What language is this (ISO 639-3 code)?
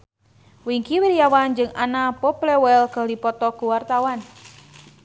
sun